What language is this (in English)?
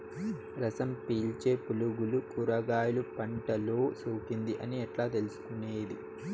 Telugu